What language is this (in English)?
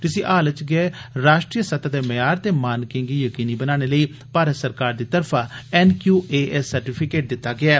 Dogri